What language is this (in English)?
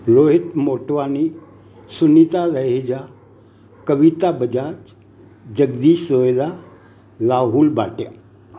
Sindhi